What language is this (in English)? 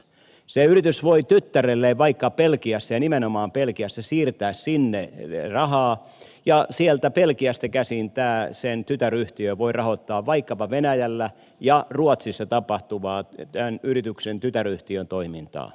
Finnish